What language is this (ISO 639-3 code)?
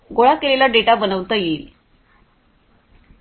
mar